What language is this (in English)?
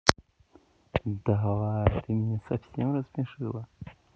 Russian